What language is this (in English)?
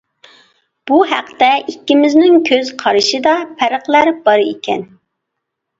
Uyghur